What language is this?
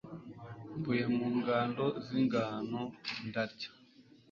Kinyarwanda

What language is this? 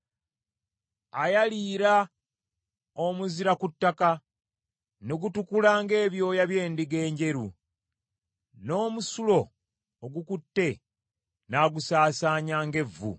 Ganda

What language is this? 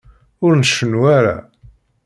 Kabyle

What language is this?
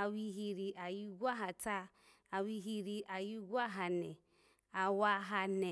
Alago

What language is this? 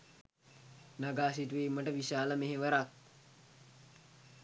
Sinhala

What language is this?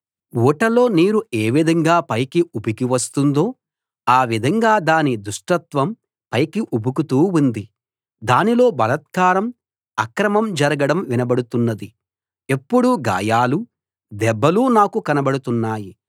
Telugu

